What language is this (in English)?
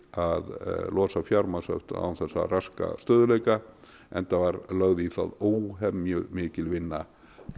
Icelandic